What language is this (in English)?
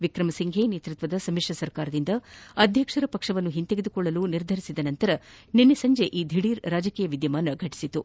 Kannada